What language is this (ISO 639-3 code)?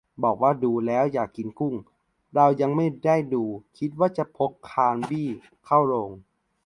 tha